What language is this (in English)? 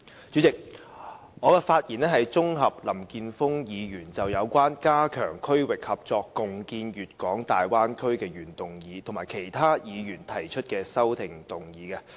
Cantonese